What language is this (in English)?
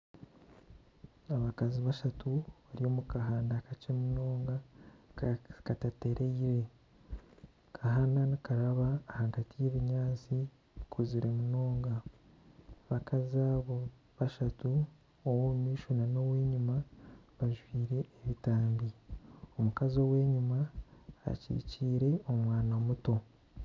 Nyankole